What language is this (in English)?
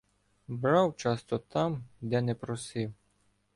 Ukrainian